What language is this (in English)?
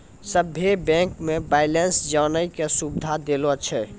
Maithili